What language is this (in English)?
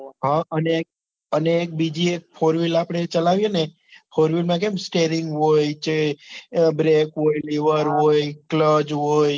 Gujarati